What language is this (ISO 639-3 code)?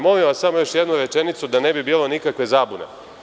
srp